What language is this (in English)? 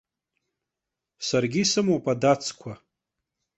Abkhazian